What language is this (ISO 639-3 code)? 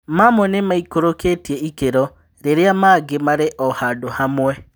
kik